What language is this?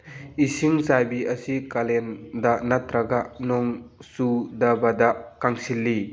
Manipuri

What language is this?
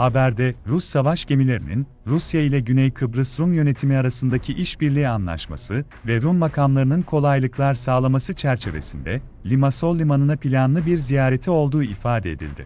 Turkish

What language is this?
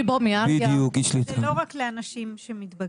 Hebrew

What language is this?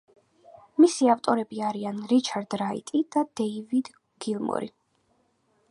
Georgian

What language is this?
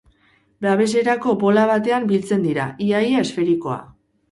Basque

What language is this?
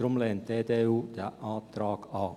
Swiss German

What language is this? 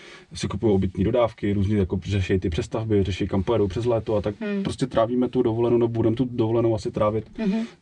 Czech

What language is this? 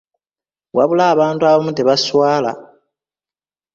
Ganda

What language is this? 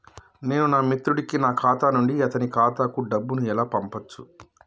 Telugu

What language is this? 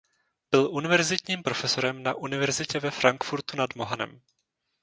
Czech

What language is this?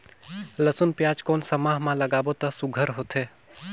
Chhattisgarhi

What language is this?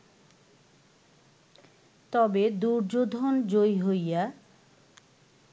Bangla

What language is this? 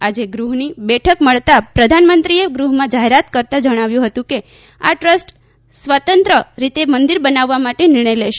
Gujarati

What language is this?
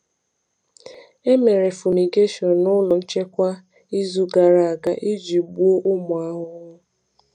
Igbo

